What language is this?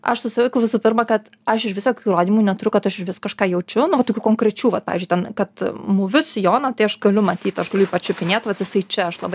Lithuanian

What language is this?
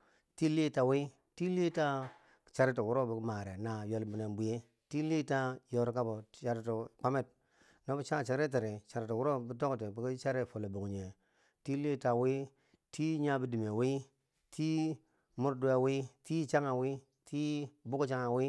Bangwinji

